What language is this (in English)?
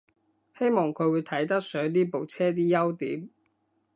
Cantonese